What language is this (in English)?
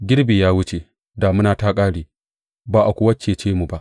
Hausa